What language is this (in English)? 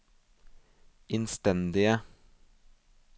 Norwegian